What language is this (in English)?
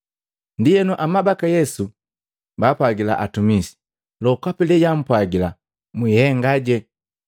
Matengo